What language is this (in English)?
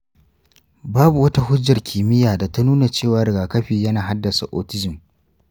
Hausa